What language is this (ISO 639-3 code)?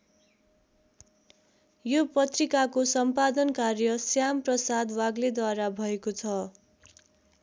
nep